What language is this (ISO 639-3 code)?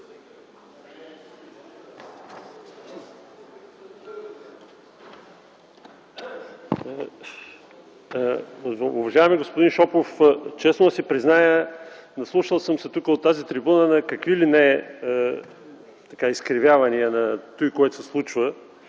bul